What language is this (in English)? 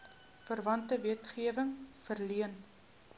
Afrikaans